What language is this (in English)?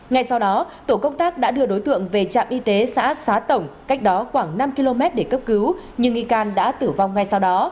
Vietnamese